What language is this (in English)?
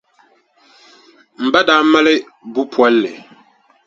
Dagbani